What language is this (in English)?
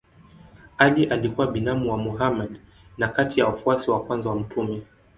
Swahili